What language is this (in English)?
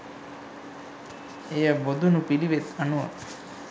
Sinhala